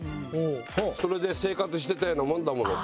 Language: Japanese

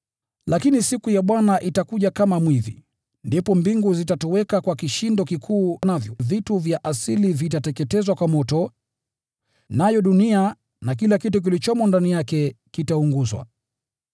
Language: Swahili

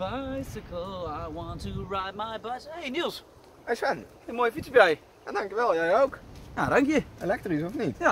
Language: Dutch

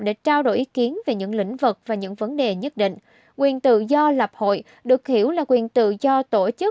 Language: Vietnamese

